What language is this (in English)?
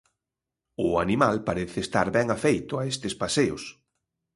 Galician